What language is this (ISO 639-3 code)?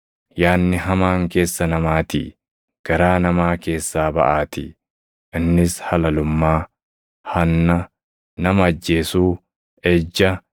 orm